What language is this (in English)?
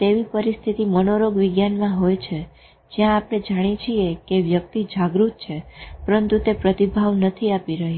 Gujarati